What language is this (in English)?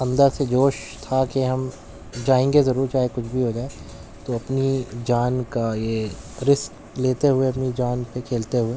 Urdu